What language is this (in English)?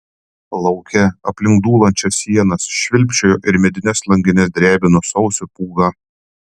Lithuanian